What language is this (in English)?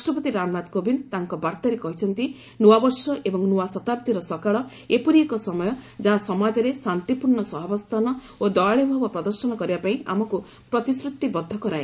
Odia